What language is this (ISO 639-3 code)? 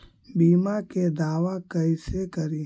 mag